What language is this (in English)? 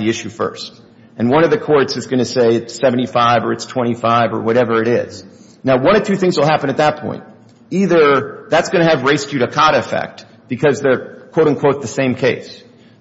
English